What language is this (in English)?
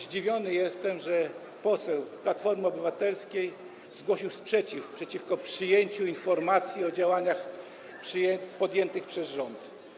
Polish